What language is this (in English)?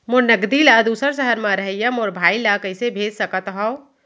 Chhattisgarhi